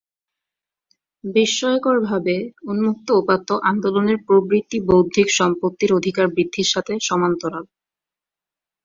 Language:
Bangla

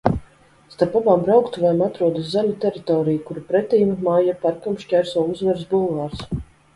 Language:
Latvian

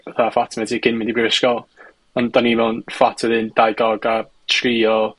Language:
Welsh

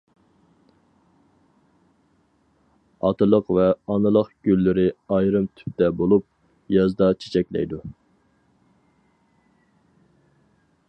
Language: Uyghur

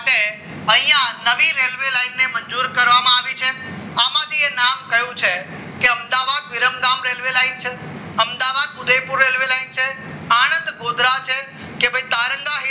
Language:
Gujarati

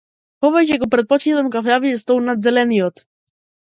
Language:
Macedonian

